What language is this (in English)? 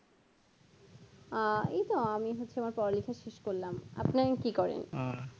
Bangla